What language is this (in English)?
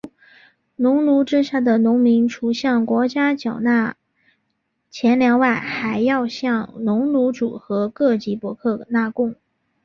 Chinese